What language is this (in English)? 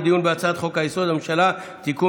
Hebrew